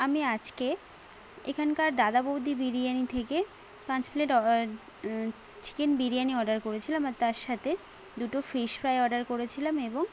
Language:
Bangla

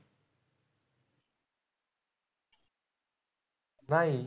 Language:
Marathi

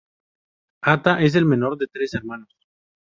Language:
Spanish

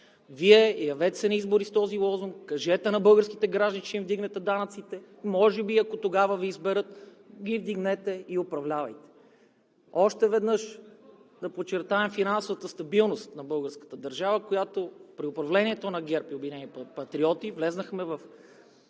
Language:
Bulgarian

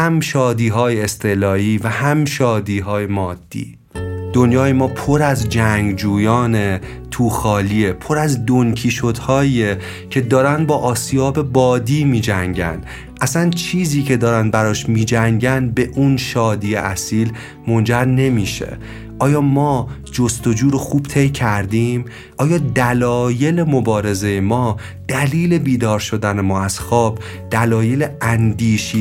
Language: Persian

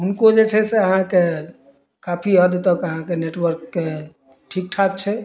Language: Maithili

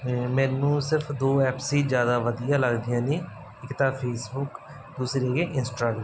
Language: Punjabi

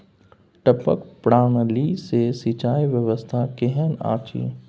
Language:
Maithili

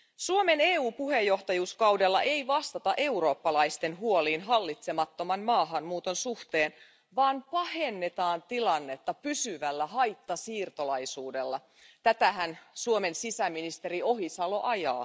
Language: Finnish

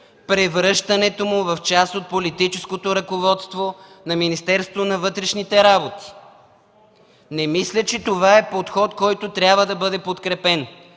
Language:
Bulgarian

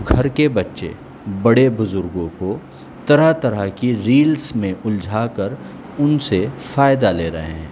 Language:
Urdu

